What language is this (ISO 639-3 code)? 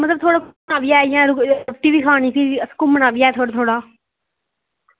doi